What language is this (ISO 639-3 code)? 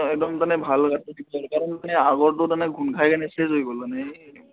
asm